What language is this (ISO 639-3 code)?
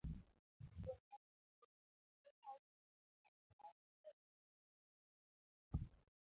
luo